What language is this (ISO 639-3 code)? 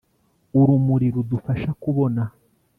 kin